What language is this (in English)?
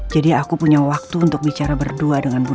Indonesian